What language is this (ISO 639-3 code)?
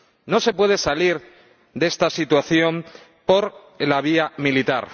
spa